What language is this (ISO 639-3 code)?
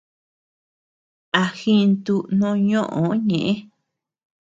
cux